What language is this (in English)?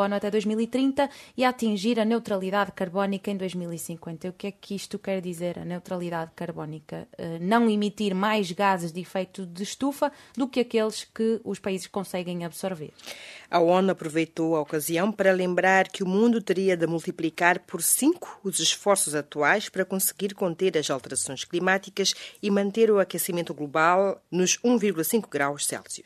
Portuguese